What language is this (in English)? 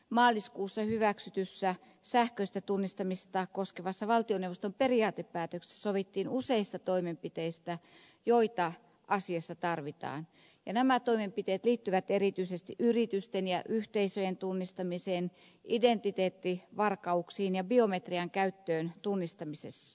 Finnish